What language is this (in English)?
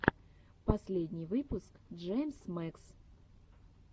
Russian